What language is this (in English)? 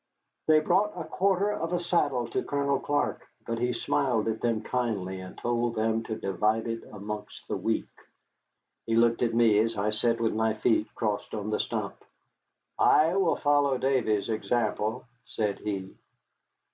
English